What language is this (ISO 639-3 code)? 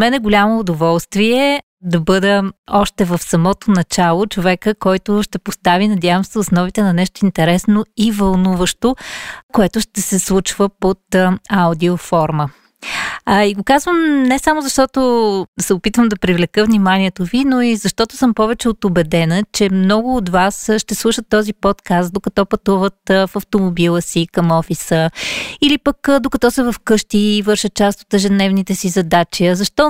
bul